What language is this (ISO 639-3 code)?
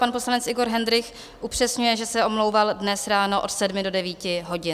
ces